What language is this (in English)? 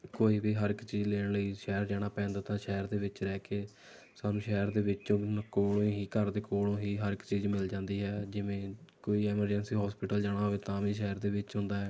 Punjabi